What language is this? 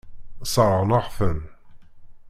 Kabyle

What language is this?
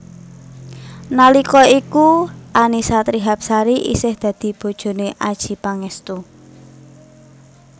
Javanese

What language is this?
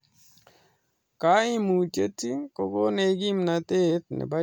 Kalenjin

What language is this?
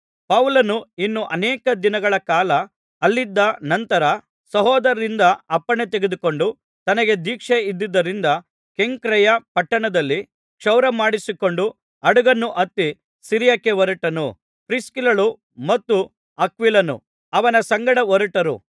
Kannada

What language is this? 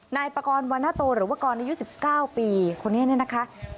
Thai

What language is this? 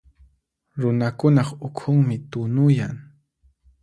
Puno Quechua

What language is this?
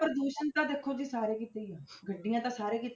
Punjabi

